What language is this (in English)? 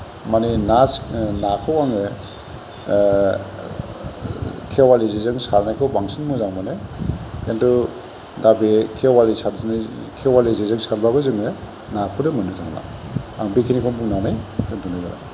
Bodo